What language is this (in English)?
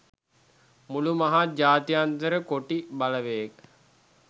Sinhala